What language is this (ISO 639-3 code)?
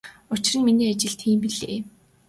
mon